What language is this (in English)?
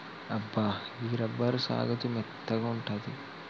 Telugu